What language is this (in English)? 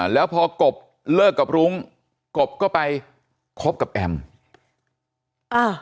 Thai